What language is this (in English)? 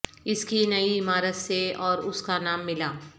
Urdu